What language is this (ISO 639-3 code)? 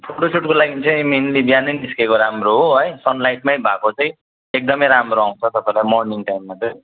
nep